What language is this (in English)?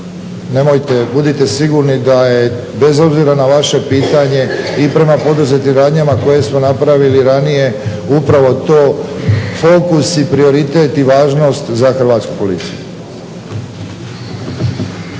Croatian